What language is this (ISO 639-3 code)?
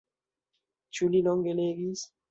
epo